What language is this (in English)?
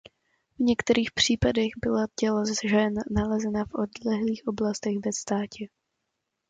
Czech